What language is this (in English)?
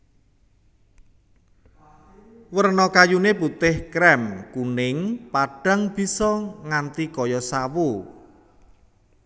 Javanese